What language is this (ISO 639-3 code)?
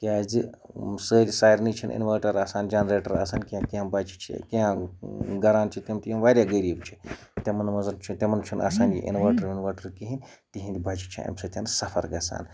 kas